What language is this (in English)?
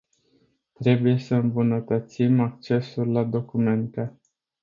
Romanian